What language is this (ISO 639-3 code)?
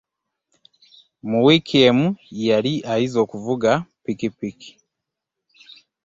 lug